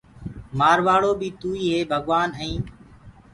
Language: Gurgula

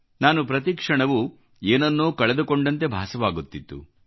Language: Kannada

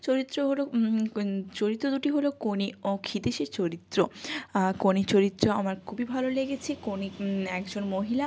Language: Bangla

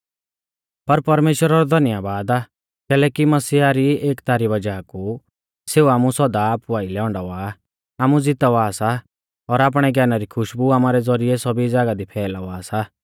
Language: Mahasu Pahari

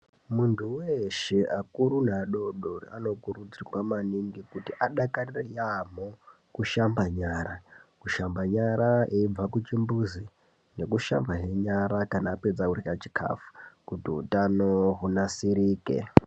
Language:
Ndau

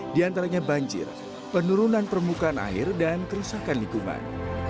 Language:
Indonesian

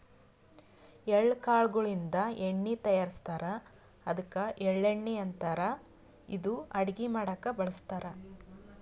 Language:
Kannada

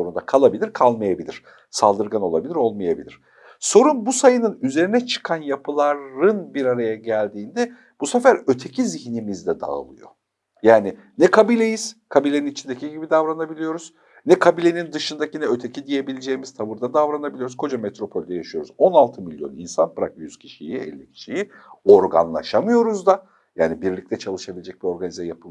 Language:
Turkish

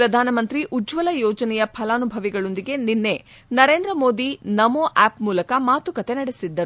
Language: Kannada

